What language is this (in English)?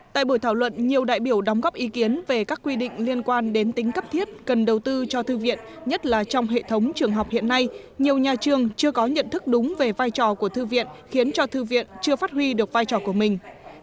Vietnamese